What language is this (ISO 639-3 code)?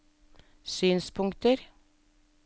nor